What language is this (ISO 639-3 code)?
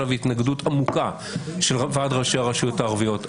heb